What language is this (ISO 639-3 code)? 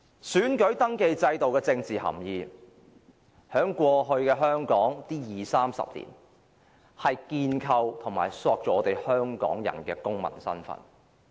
yue